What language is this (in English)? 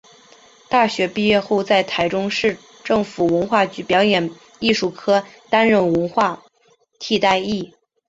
Chinese